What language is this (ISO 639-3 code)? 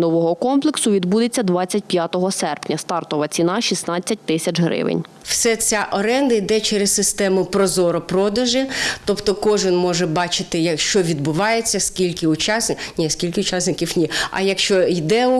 ukr